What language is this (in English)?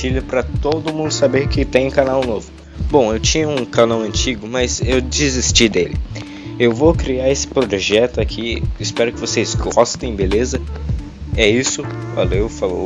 Portuguese